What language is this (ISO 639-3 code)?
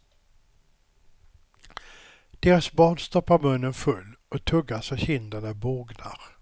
swe